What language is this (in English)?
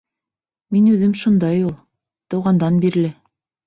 Bashkir